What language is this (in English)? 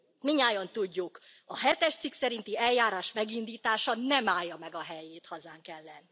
Hungarian